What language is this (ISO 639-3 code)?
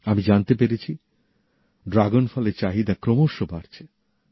ben